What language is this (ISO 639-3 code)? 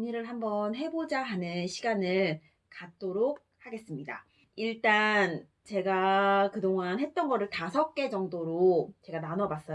kor